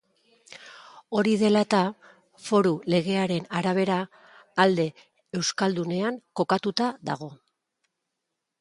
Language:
Basque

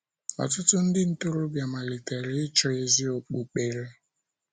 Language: Igbo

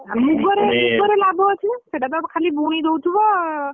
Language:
Odia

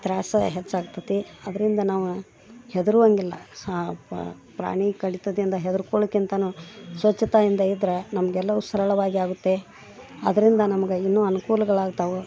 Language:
Kannada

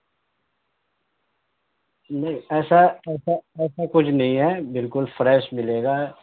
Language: Urdu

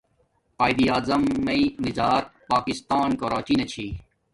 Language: Domaaki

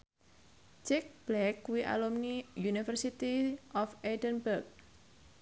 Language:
Javanese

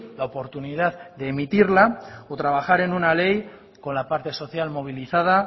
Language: Spanish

